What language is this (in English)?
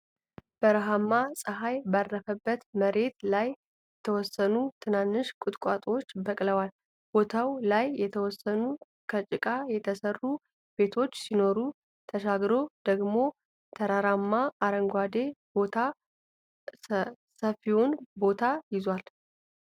Amharic